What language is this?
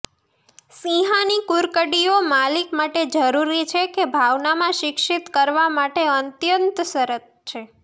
Gujarati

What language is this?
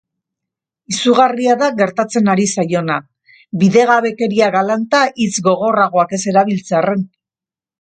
Basque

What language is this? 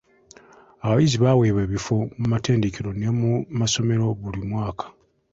Ganda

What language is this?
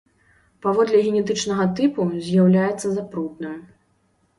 Belarusian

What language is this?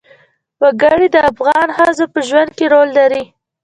Pashto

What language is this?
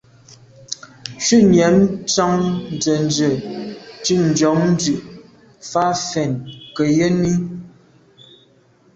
Medumba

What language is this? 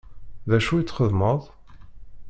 Kabyle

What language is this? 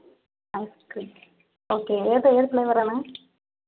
Malayalam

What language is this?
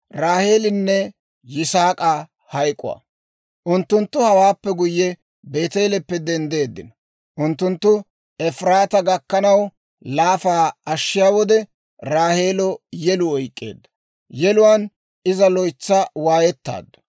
Dawro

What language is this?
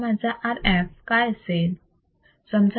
Marathi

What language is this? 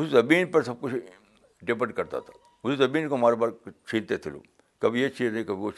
Urdu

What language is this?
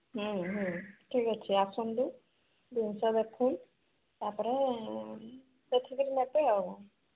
Odia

